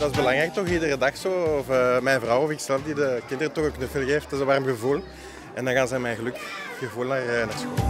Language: Dutch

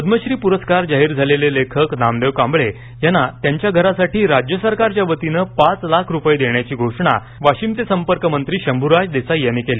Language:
Marathi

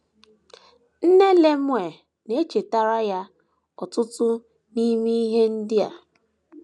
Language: Igbo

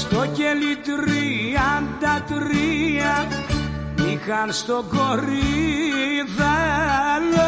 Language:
Greek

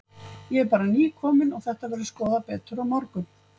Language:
Icelandic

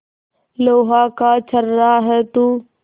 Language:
Hindi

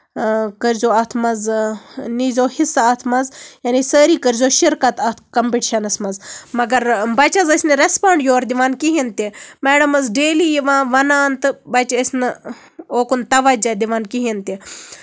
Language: Kashmiri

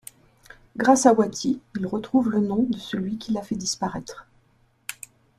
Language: French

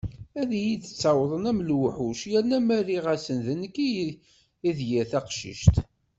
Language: Kabyle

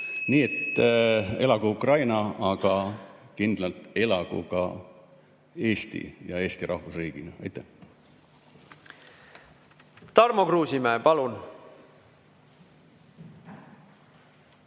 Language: Estonian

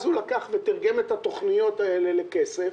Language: Hebrew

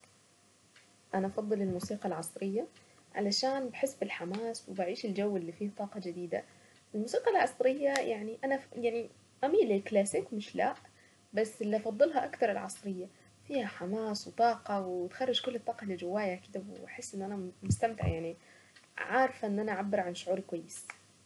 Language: Saidi Arabic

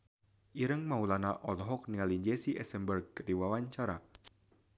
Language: Sundanese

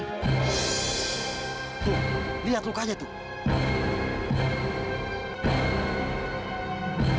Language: Indonesian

